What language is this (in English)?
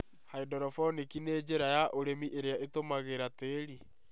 Kikuyu